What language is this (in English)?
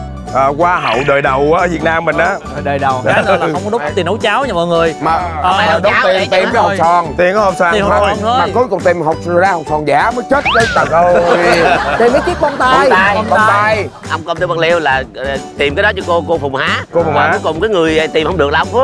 Vietnamese